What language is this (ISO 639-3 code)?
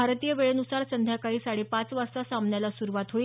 mar